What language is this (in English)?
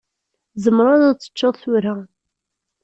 Kabyle